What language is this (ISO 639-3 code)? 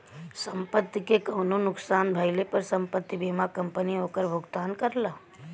bho